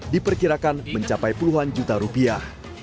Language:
Indonesian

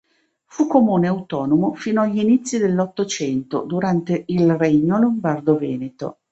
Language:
Italian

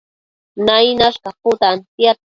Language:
Matsés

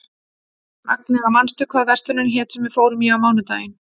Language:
Icelandic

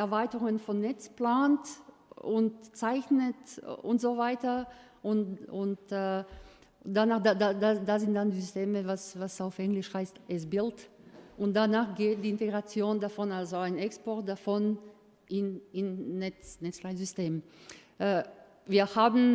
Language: German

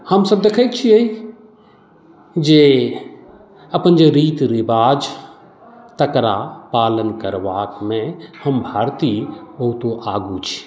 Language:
Maithili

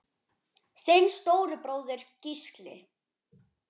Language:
Icelandic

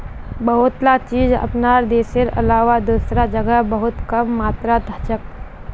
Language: Magahi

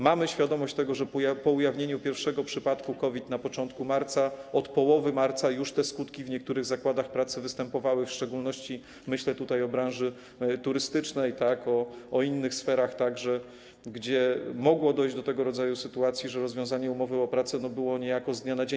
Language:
Polish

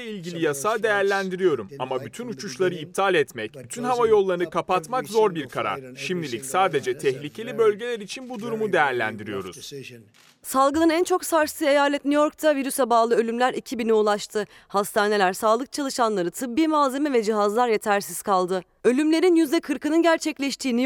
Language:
Turkish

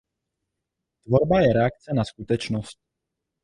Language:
Czech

